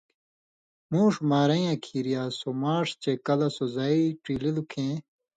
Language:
Indus Kohistani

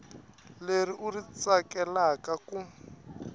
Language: Tsonga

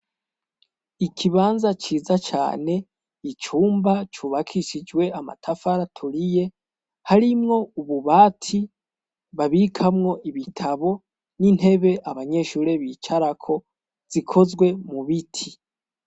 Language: Rundi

